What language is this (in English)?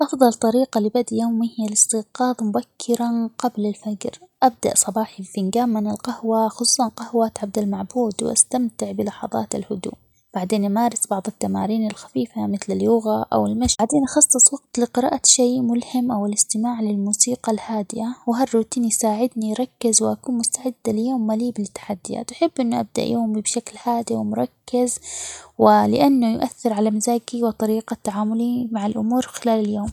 Omani Arabic